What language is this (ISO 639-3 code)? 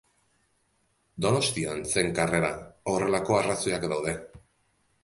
eus